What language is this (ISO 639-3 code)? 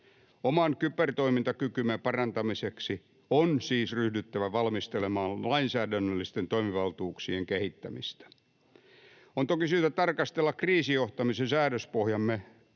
fin